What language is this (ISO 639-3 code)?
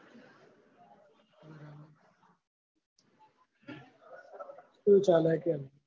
guj